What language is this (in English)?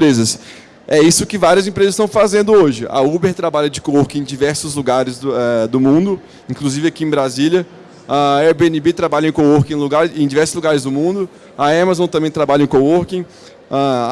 Portuguese